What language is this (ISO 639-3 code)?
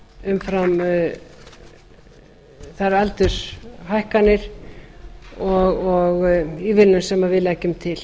isl